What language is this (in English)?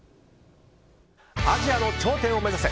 Japanese